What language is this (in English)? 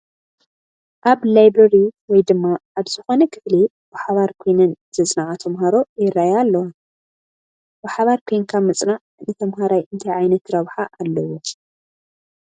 Tigrinya